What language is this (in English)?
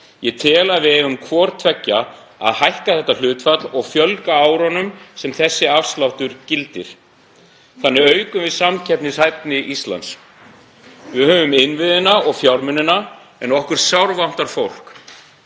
Icelandic